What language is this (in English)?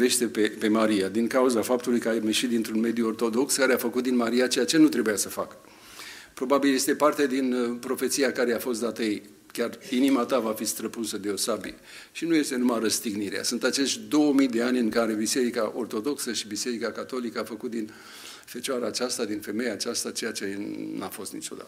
Romanian